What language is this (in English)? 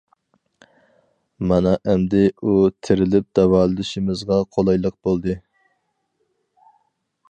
Uyghur